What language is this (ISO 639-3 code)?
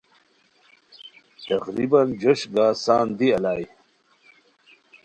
khw